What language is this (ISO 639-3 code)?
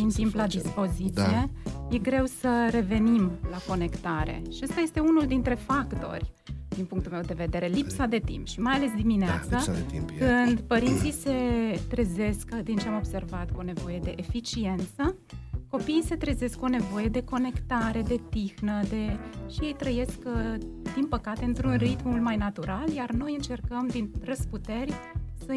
ron